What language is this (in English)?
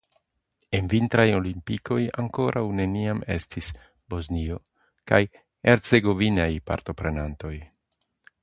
Esperanto